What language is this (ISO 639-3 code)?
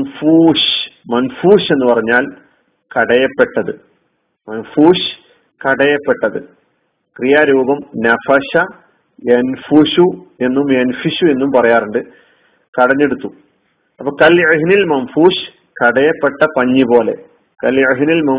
mal